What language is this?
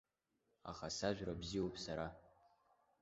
Abkhazian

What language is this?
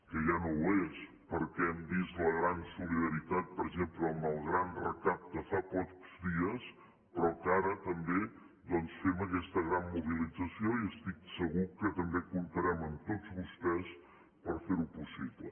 Catalan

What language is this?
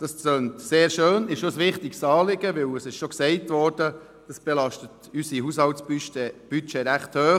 Swiss German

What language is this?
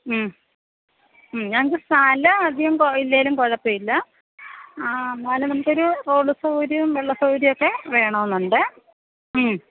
Malayalam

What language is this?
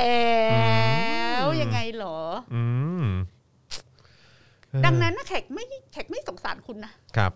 Thai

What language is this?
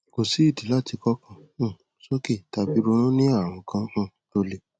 Yoruba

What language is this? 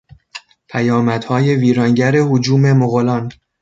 Persian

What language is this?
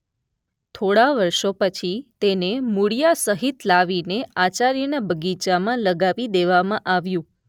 Gujarati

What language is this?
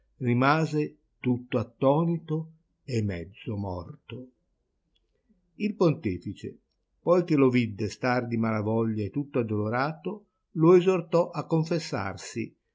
Italian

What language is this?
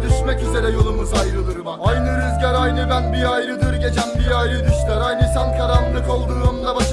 Turkish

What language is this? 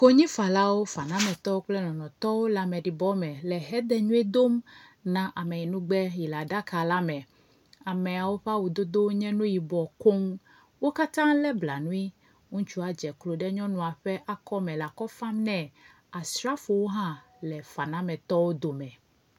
Ewe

